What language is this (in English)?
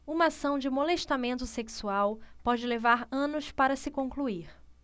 Portuguese